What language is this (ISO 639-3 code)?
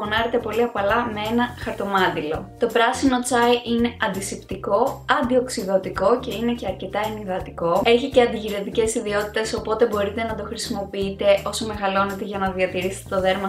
ell